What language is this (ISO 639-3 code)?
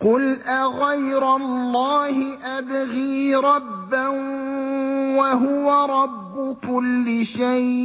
ara